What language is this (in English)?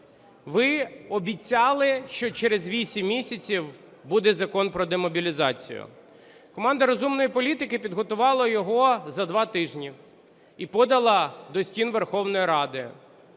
Ukrainian